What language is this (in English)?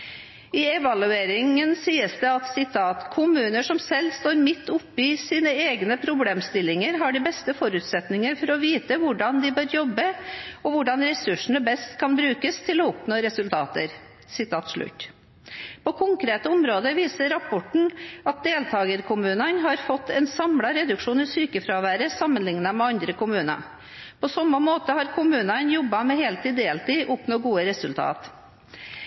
Norwegian Bokmål